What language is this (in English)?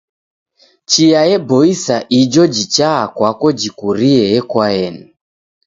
Taita